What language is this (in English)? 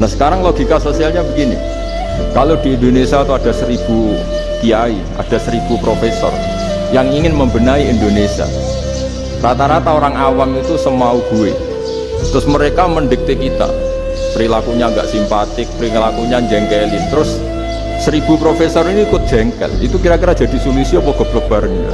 Indonesian